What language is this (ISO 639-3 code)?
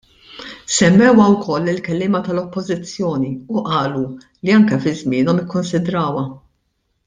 mlt